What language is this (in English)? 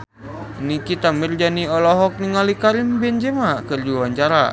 Sundanese